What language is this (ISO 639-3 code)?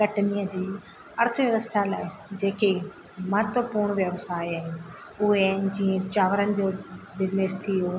snd